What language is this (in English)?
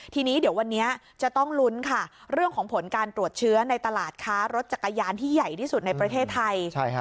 Thai